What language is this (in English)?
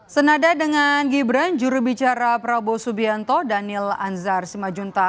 Indonesian